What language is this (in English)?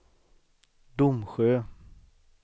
Swedish